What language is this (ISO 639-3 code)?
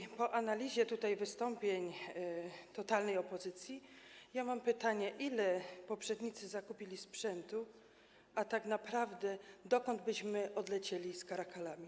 pol